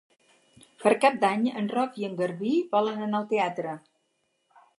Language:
Catalan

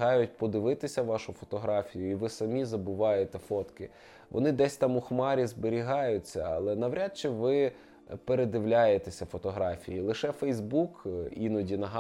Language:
Ukrainian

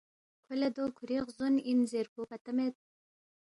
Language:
Balti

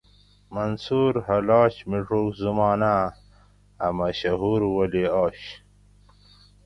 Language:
Gawri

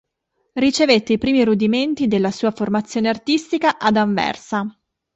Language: Italian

